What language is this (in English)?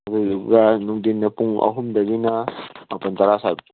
Manipuri